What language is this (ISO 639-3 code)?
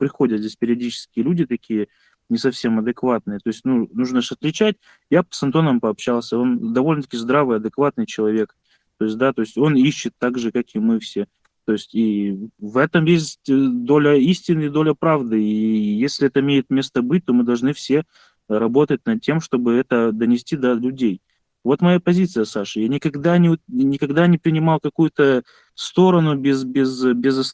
rus